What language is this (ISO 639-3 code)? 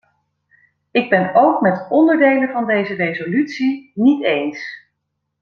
nld